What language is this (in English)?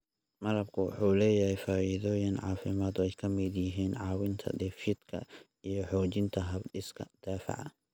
Somali